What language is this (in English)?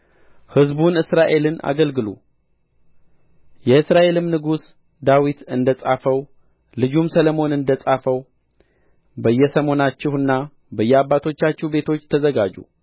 Amharic